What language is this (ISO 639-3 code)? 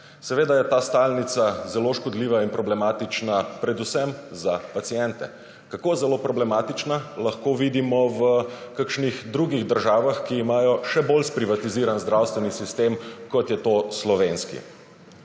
slv